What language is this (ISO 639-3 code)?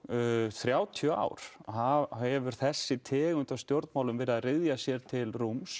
isl